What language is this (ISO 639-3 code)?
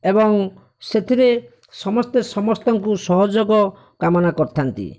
ori